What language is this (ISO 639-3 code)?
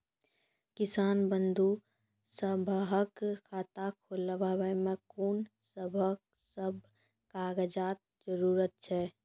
mai